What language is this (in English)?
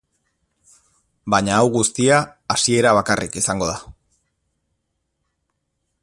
Basque